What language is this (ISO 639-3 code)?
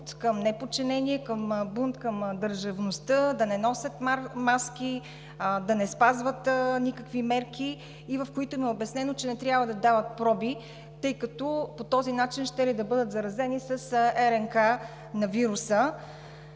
bul